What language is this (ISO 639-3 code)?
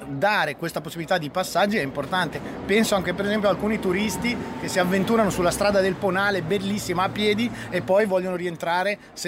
ita